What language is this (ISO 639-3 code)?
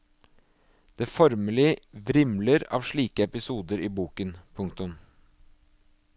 nor